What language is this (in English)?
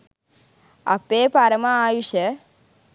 Sinhala